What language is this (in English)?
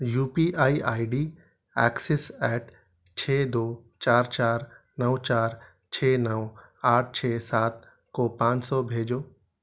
Urdu